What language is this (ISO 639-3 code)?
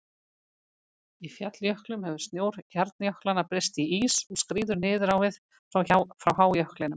isl